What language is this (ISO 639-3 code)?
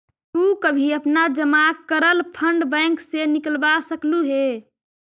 mag